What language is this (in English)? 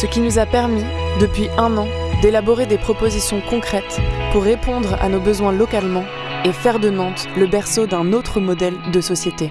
French